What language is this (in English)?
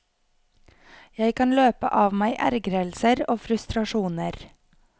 Norwegian